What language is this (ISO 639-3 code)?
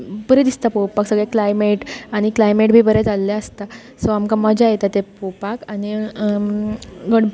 kok